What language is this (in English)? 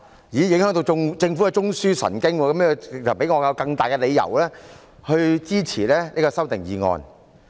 Cantonese